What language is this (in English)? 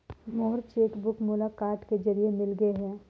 Chhattisgarhi